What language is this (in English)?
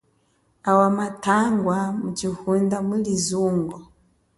Chokwe